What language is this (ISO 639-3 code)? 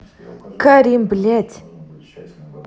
rus